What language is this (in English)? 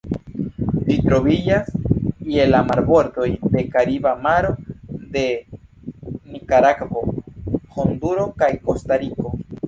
Esperanto